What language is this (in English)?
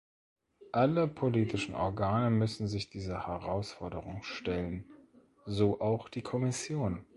German